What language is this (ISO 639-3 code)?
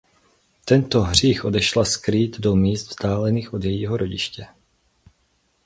ces